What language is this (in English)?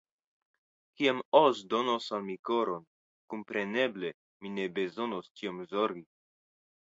Esperanto